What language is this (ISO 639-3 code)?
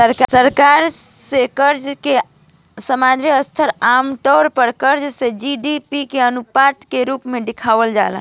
bho